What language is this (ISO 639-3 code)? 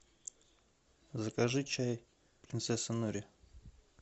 rus